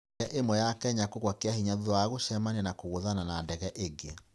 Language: Kikuyu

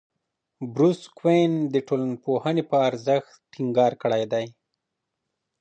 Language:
Pashto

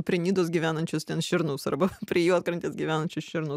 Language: Lithuanian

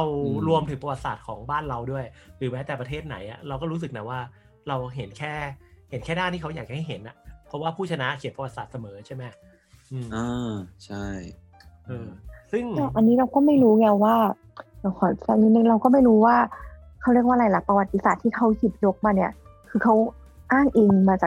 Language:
Thai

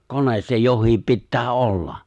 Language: Finnish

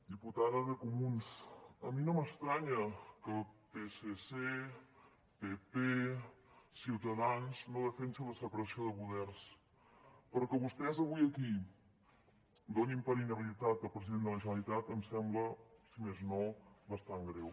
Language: Catalan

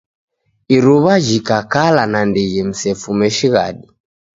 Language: Taita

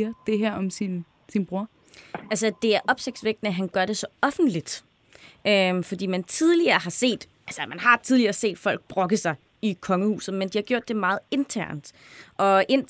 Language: Danish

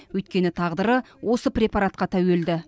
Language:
Kazakh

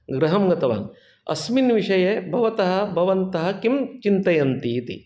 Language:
Sanskrit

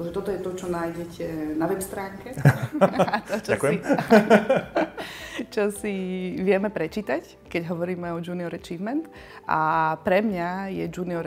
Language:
Slovak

